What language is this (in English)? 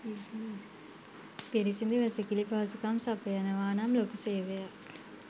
Sinhala